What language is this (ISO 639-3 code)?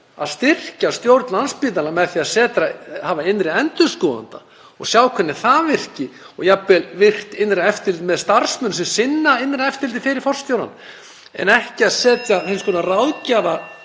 isl